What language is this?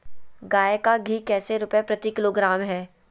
Magahi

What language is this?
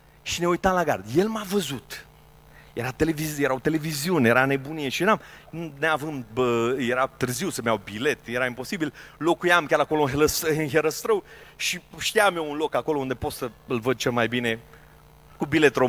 Romanian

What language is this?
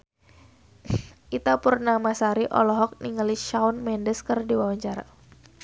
Sundanese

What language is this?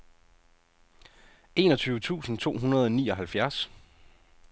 Danish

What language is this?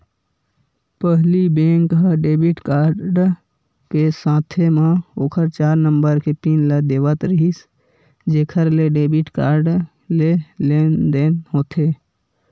Chhattisgarhi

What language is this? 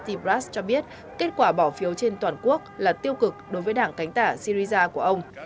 Vietnamese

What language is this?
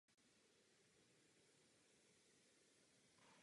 Czech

